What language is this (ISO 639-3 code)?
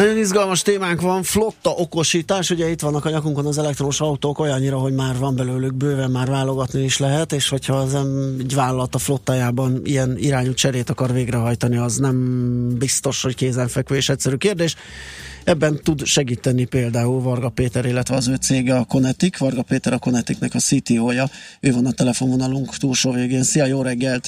hun